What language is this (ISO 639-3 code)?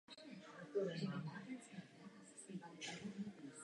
ces